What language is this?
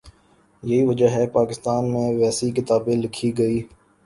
Urdu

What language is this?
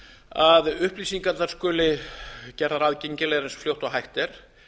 Icelandic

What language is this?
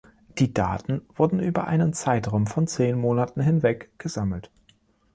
German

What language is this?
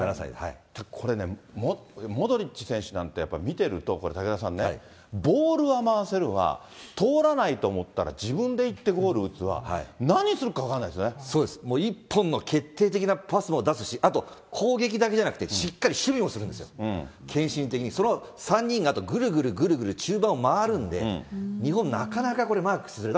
Japanese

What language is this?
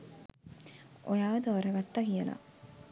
Sinhala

